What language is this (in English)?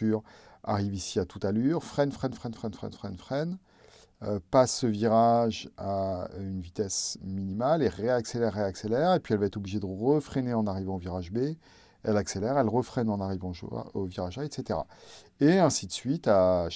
French